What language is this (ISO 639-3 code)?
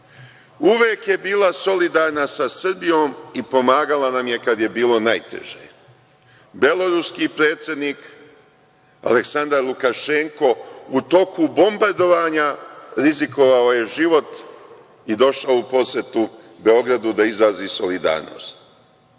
srp